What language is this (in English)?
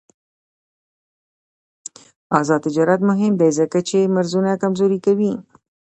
Pashto